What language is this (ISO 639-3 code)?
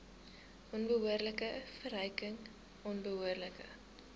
afr